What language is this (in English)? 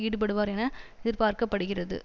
Tamil